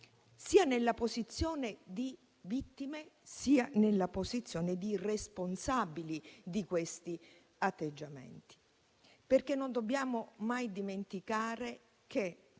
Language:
Italian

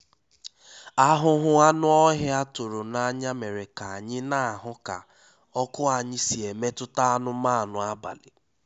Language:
Igbo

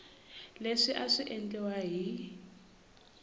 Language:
Tsonga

